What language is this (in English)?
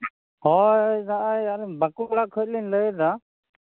Santali